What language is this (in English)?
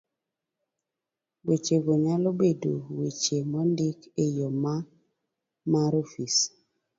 Luo (Kenya and Tanzania)